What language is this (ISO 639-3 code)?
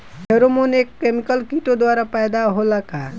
bho